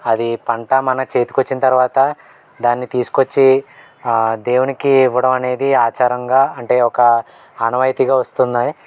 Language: Telugu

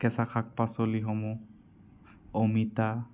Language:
Assamese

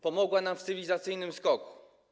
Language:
Polish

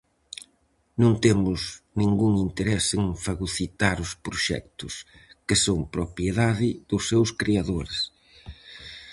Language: Galician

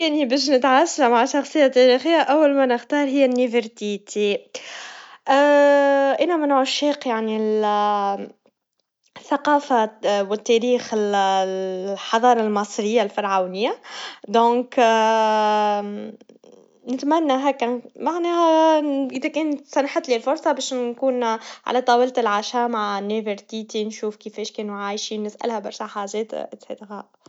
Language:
Tunisian Arabic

